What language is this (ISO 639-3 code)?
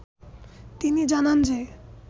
ben